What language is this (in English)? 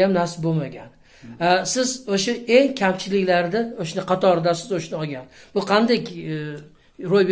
Turkish